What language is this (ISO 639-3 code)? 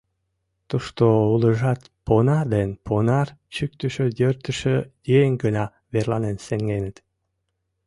chm